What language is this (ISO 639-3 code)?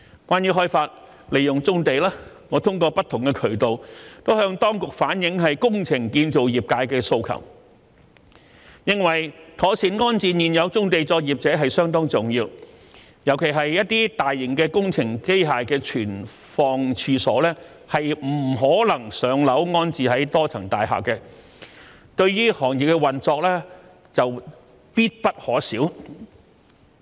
yue